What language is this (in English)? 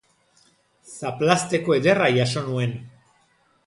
Basque